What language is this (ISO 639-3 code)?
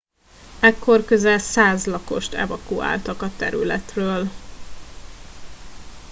hun